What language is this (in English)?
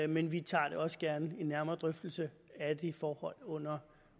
Danish